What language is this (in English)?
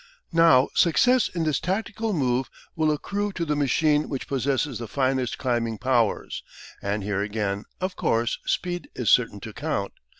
English